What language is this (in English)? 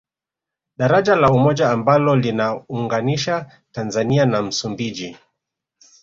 Swahili